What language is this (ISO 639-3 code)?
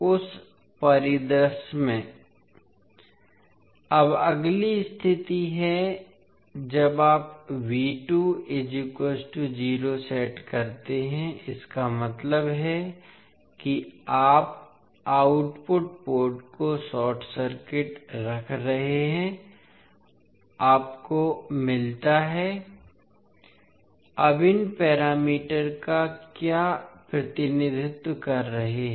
hin